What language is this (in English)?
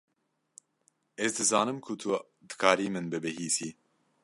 Kurdish